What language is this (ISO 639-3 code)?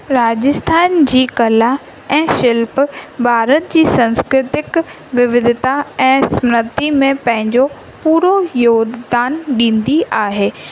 snd